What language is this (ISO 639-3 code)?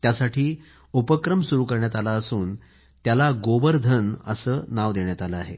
mar